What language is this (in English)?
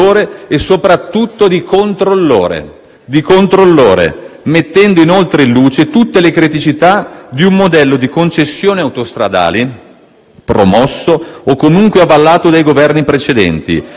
Italian